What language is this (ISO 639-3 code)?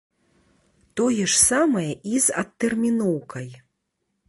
bel